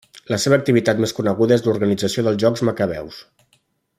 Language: Catalan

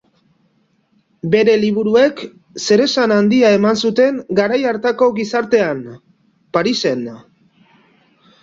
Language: Basque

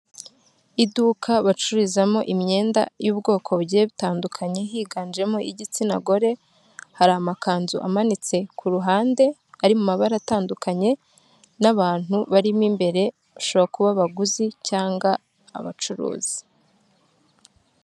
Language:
Kinyarwanda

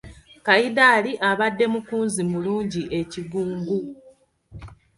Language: Ganda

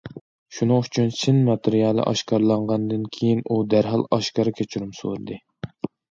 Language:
Uyghur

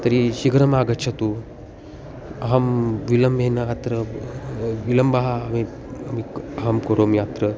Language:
Sanskrit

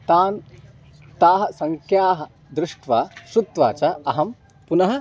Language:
Sanskrit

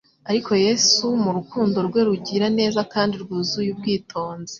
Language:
Kinyarwanda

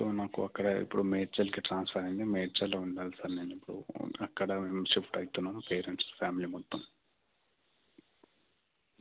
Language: Telugu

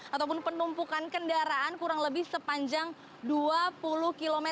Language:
Indonesian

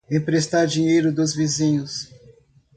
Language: Portuguese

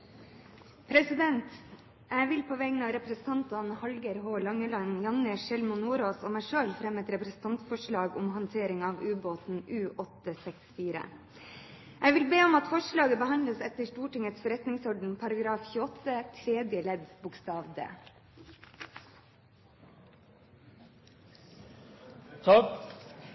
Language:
Norwegian Bokmål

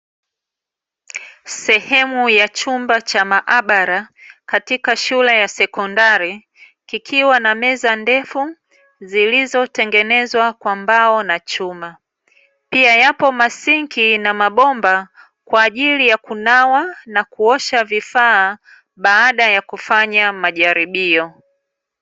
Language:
Swahili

